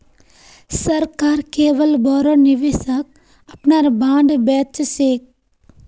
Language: Magahi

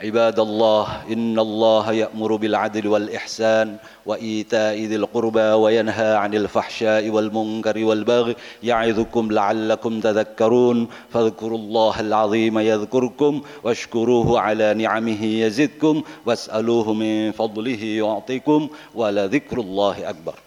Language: Indonesian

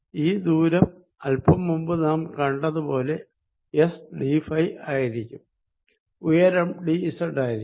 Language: Malayalam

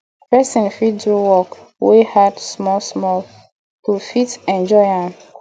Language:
Nigerian Pidgin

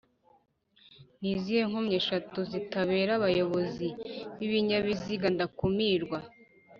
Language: Kinyarwanda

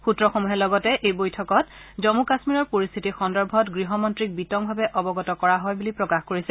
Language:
Assamese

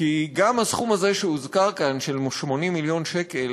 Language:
Hebrew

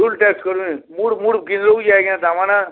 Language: Odia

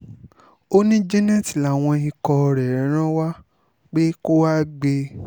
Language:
Yoruba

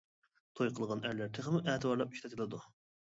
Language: Uyghur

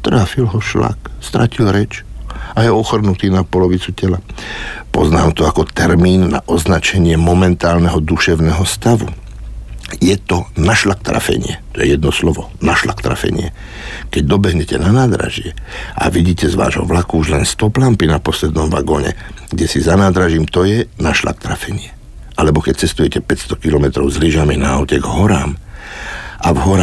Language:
Slovak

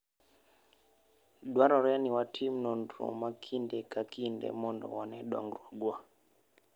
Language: Luo (Kenya and Tanzania)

